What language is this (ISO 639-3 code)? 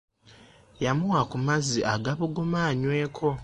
lug